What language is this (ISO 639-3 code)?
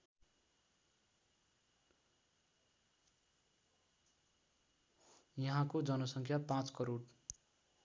nep